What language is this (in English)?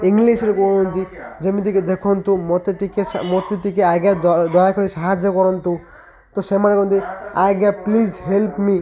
Odia